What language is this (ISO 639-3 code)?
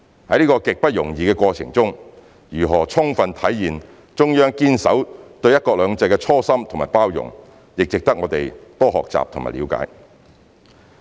yue